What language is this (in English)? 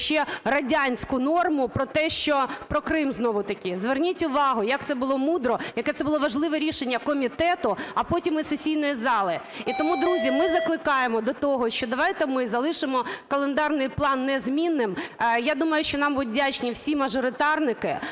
Ukrainian